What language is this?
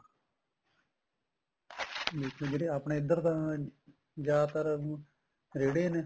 Punjabi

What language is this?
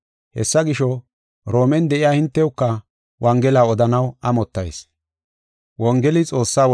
Gofa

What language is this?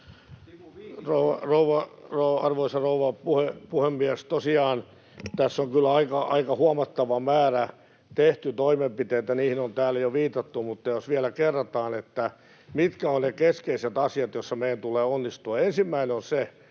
Finnish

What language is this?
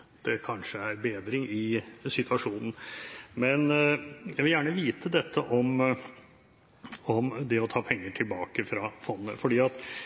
Norwegian Bokmål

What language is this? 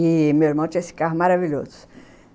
Portuguese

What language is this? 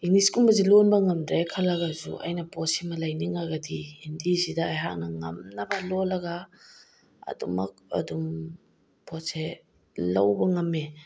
Manipuri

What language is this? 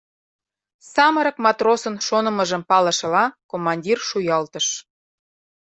Mari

